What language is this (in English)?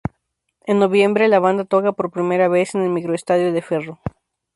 Spanish